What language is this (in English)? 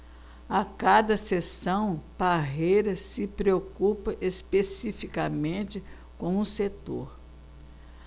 Portuguese